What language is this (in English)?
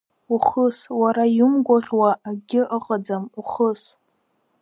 Abkhazian